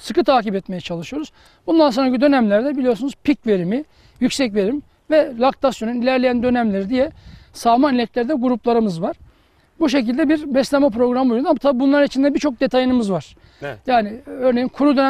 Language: Turkish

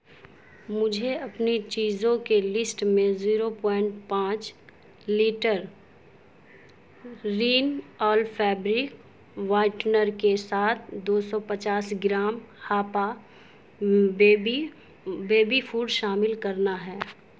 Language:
Urdu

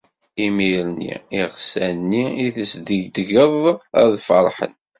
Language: Kabyle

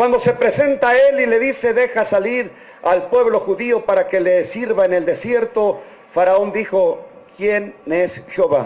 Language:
Spanish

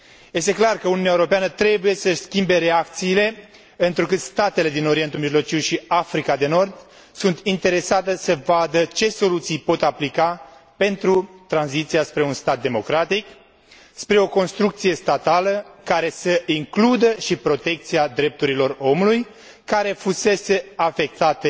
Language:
Romanian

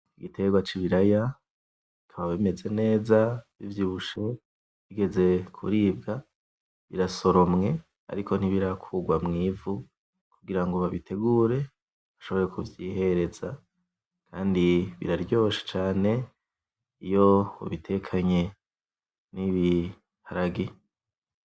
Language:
Rundi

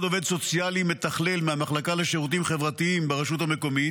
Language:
Hebrew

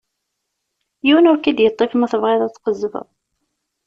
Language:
Kabyle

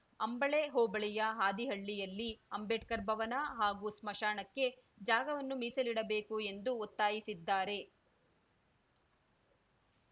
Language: Kannada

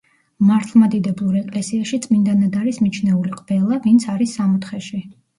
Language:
Georgian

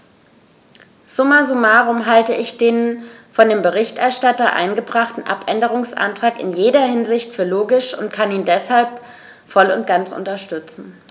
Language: German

